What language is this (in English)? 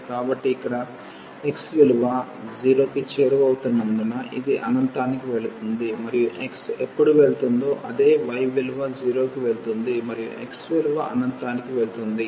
Telugu